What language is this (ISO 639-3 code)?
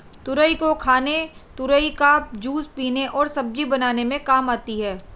hin